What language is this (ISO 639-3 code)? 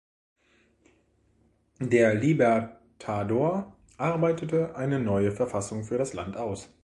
deu